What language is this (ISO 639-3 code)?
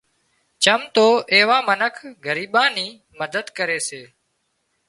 kxp